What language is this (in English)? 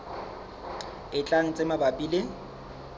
Southern Sotho